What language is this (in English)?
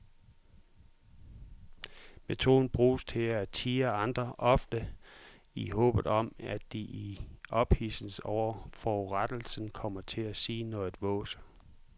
Danish